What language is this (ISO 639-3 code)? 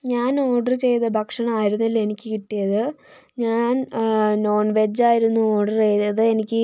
mal